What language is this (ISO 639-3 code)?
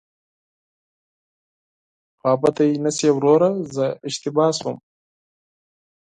pus